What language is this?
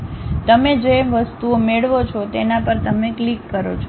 Gujarati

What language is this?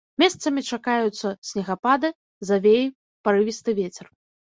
Belarusian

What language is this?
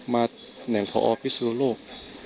Thai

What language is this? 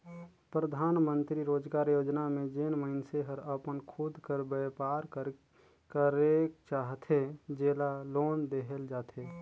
Chhattisgarhi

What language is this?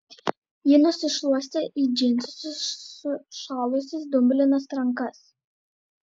Lithuanian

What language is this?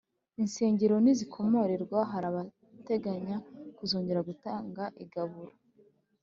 Kinyarwanda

